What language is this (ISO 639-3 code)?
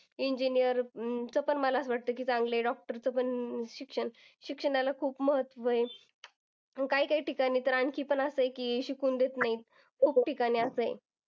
mar